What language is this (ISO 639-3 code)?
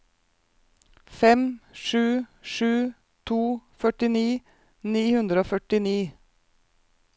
nor